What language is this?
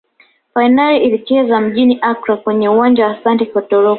Swahili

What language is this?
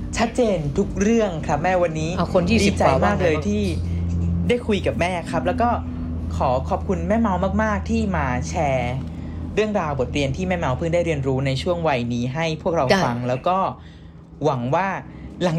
Thai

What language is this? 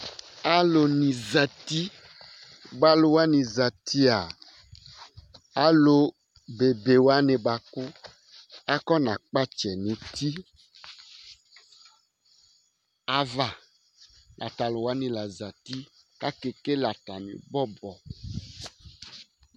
Ikposo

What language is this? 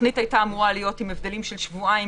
Hebrew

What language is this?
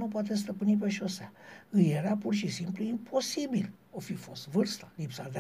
Romanian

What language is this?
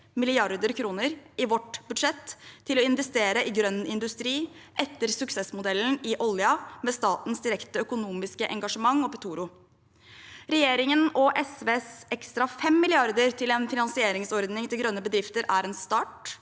Norwegian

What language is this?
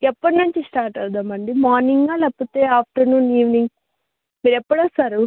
Telugu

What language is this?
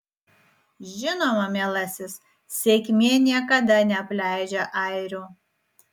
Lithuanian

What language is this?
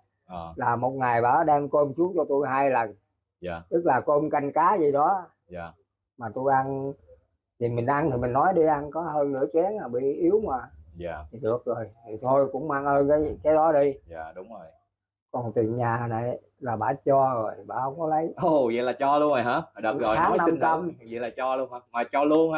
Vietnamese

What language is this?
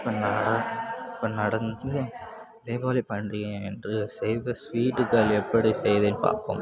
Tamil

